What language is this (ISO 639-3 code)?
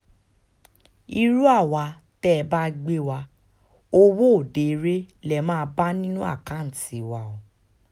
yor